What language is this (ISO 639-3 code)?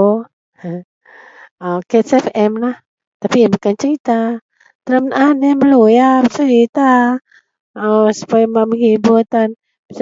mel